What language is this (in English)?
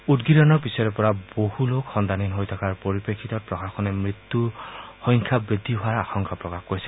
Assamese